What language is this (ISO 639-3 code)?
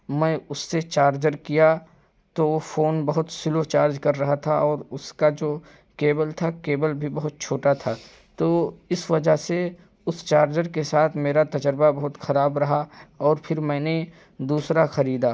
urd